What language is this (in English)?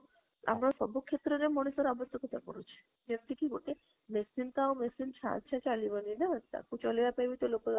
Odia